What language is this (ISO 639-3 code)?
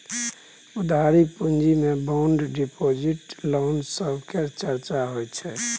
mai